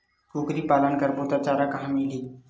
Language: Chhattisgarhi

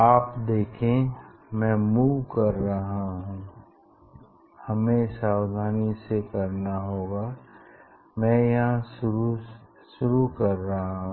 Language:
Hindi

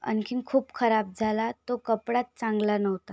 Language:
Marathi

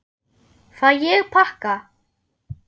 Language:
Icelandic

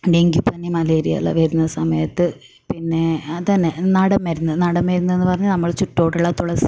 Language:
Malayalam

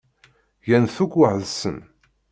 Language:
Kabyle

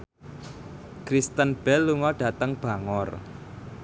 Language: Javanese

